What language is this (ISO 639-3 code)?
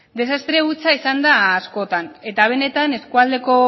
eus